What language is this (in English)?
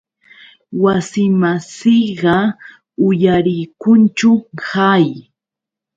Yauyos Quechua